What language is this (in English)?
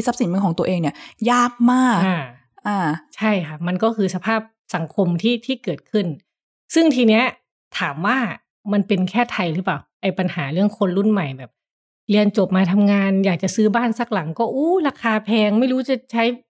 Thai